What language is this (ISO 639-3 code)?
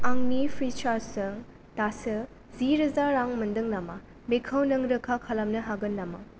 brx